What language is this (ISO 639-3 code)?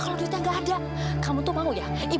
ind